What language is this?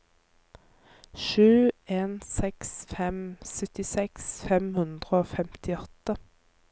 Norwegian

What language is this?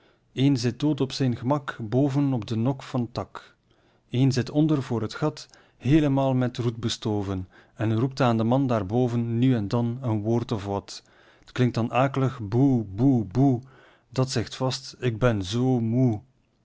Dutch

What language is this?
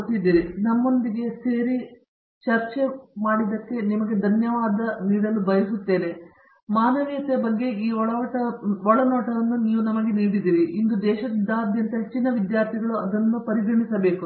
Kannada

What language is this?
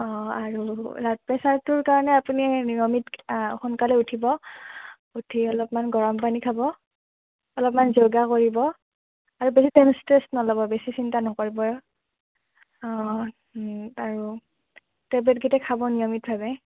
Assamese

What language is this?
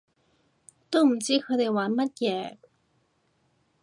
Cantonese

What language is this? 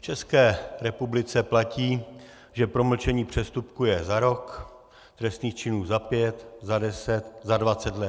Czech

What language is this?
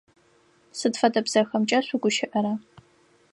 Adyghe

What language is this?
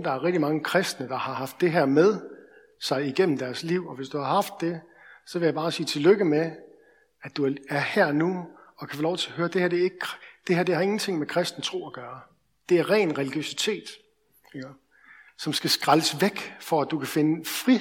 Danish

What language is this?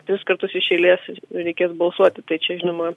Lithuanian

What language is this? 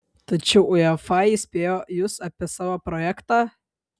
Lithuanian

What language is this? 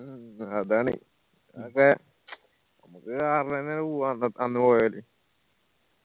Malayalam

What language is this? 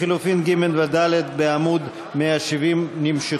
Hebrew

